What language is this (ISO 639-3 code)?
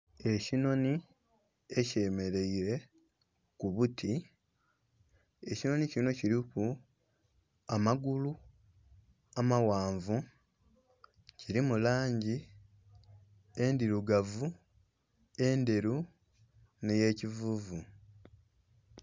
xog